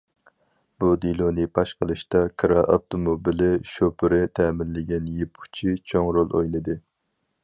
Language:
Uyghur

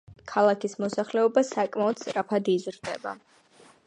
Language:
Georgian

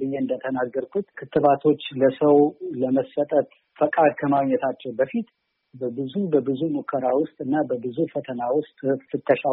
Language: Amharic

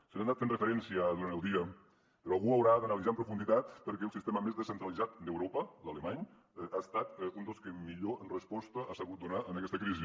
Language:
Catalan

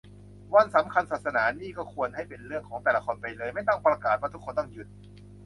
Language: Thai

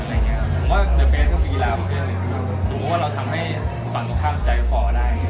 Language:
Thai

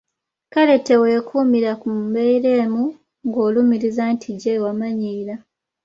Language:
Ganda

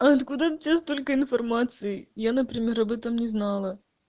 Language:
Russian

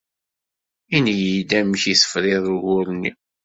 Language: Kabyle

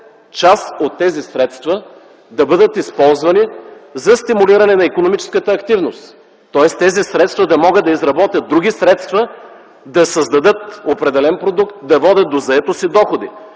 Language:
Bulgarian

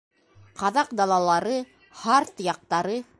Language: Bashkir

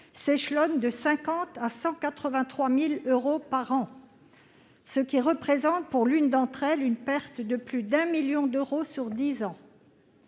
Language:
French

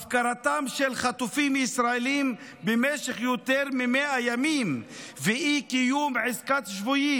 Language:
Hebrew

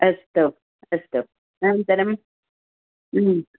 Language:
Sanskrit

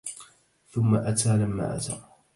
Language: Arabic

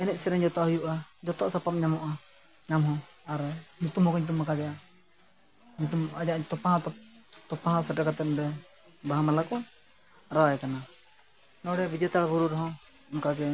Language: Santali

